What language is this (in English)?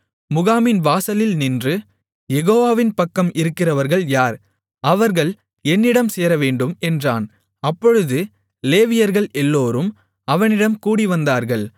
Tamil